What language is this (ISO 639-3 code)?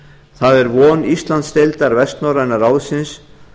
isl